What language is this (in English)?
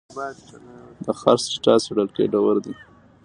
Pashto